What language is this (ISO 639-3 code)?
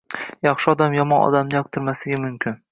uzb